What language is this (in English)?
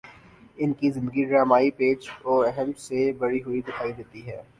Urdu